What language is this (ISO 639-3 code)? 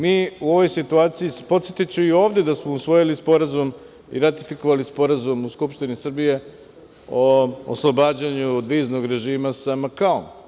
srp